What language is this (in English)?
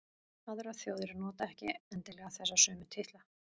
Icelandic